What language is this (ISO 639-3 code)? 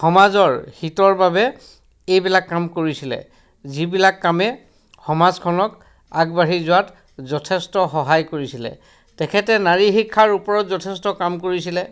asm